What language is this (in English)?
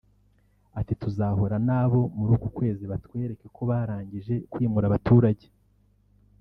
Kinyarwanda